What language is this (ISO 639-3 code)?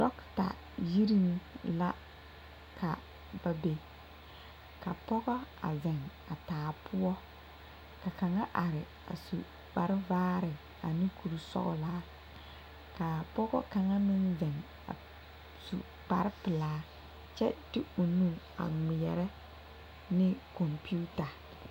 dga